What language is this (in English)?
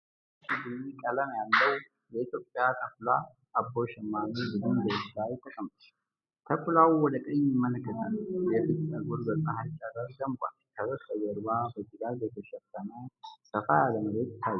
Amharic